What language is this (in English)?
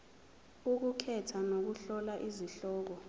Zulu